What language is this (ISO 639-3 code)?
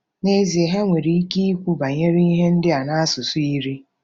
ibo